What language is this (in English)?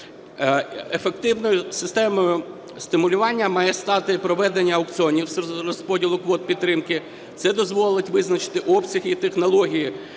Ukrainian